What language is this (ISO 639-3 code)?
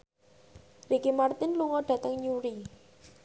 jav